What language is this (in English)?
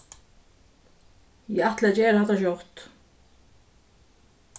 Faroese